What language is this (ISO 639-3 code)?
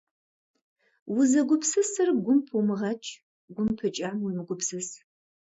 kbd